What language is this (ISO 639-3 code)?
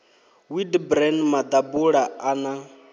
ven